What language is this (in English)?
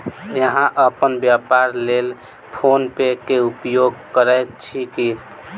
Maithili